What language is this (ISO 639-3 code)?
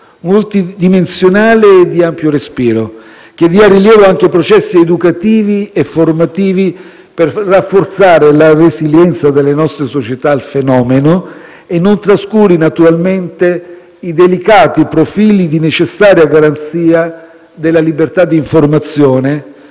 ita